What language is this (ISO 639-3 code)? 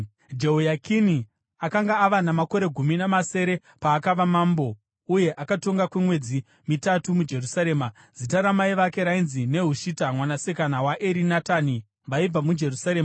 sna